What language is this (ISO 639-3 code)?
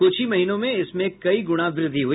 hin